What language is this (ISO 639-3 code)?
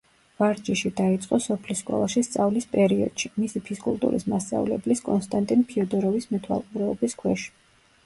kat